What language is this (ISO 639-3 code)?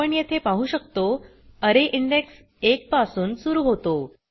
mar